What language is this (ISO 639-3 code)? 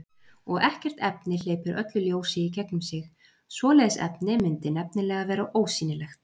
isl